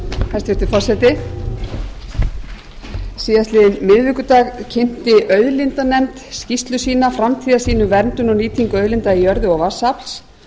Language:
Icelandic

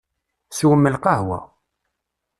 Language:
Kabyle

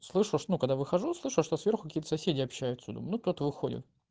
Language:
Russian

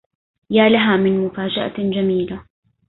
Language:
Arabic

